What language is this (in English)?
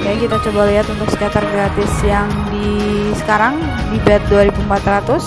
Indonesian